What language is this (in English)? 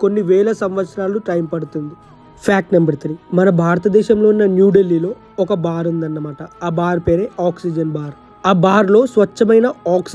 Hindi